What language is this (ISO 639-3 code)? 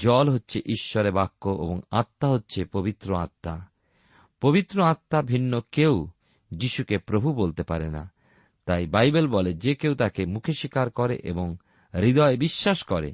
ben